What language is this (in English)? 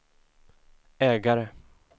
Swedish